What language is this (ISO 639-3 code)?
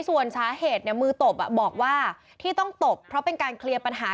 tha